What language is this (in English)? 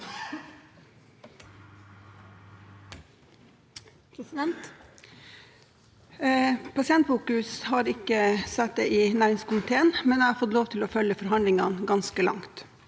Norwegian